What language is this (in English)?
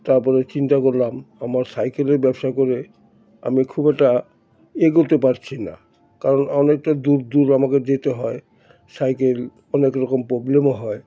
Bangla